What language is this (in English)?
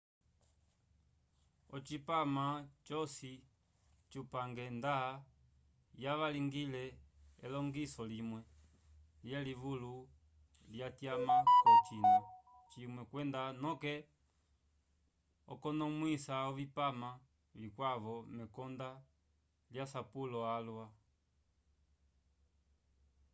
Umbundu